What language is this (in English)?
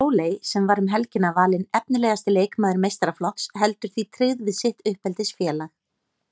Icelandic